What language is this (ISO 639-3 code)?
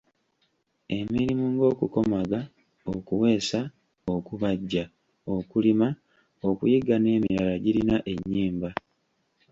lug